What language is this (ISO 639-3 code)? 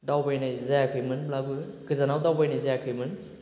brx